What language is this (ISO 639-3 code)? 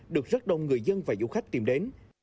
vie